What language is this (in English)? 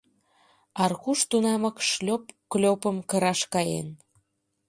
Mari